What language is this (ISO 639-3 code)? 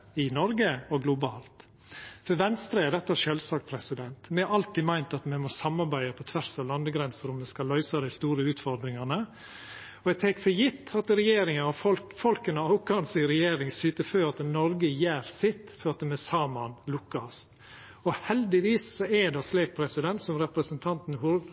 nno